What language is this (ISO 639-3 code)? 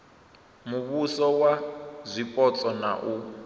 ven